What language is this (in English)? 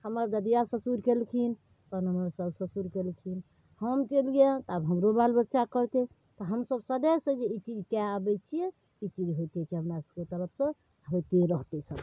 Maithili